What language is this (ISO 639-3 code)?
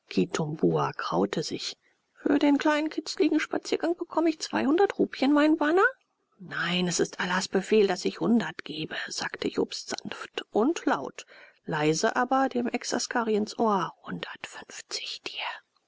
deu